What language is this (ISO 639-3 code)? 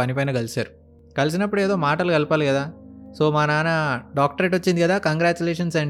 tel